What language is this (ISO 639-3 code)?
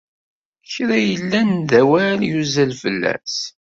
kab